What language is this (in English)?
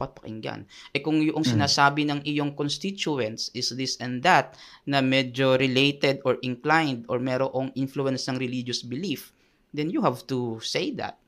Filipino